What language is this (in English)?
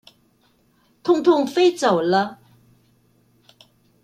Chinese